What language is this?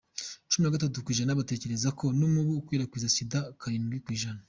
Kinyarwanda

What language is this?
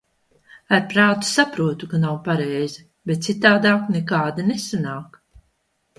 Latvian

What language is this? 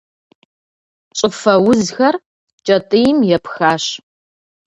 Kabardian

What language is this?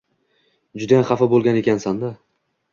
Uzbek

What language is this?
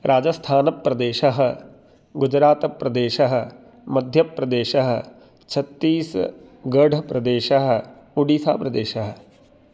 Sanskrit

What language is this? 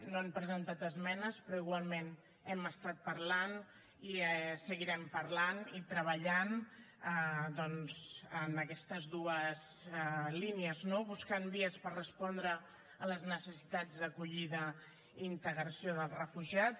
Catalan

